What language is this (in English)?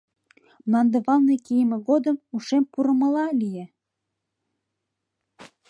Mari